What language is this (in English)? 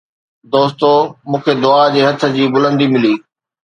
Sindhi